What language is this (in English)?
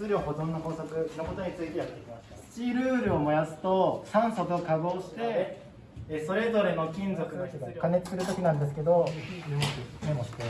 Japanese